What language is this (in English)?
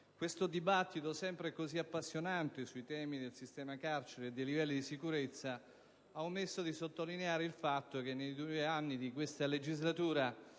Italian